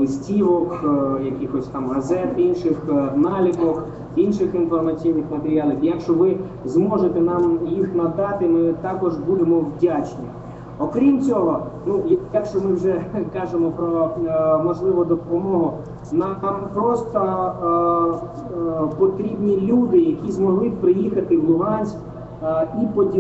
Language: Ukrainian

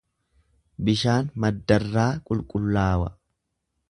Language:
Oromo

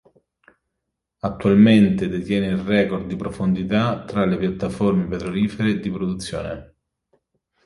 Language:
Italian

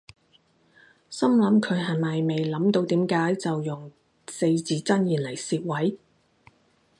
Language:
Cantonese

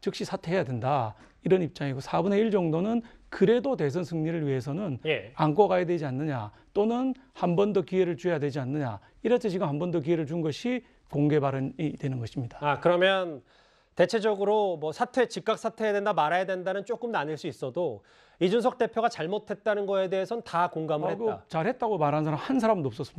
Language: Korean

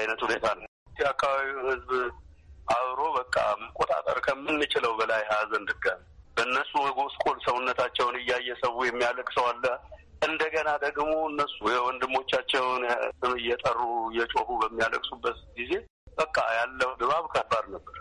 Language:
Amharic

